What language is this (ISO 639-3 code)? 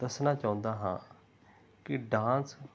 pan